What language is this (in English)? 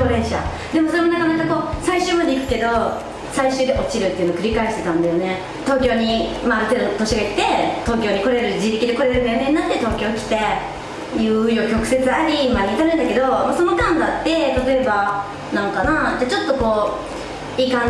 Japanese